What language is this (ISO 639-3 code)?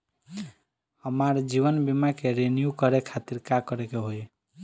bho